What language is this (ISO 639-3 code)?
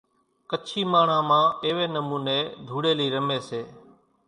gjk